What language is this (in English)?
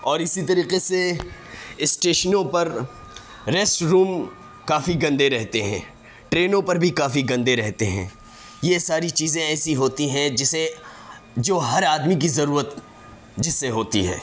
Urdu